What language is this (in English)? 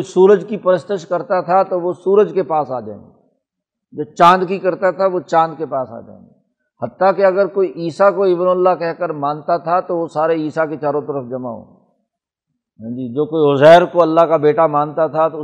Urdu